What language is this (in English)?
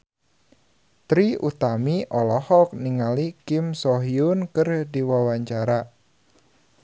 Sundanese